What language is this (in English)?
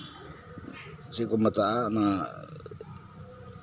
Santali